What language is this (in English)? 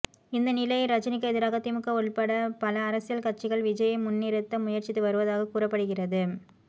Tamil